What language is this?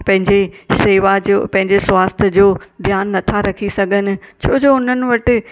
Sindhi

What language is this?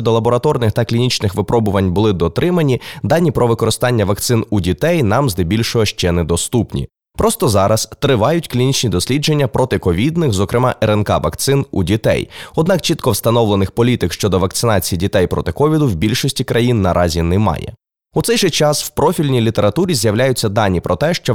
Ukrainian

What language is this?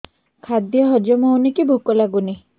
Odia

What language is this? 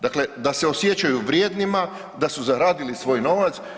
Croatian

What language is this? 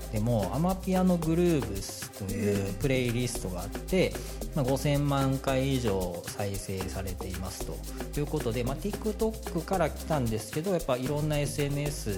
Japanese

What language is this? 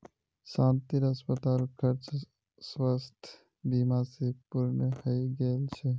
Magahi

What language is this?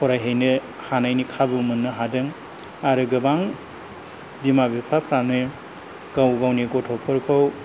Bodo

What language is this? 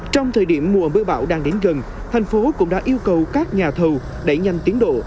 Vietnamese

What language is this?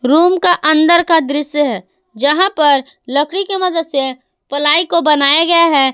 Hindi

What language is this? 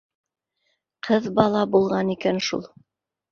Bashkir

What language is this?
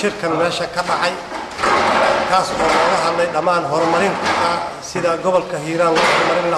Arabic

